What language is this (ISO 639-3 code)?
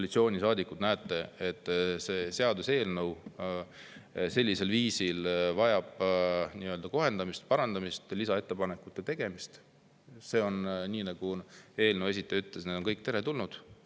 est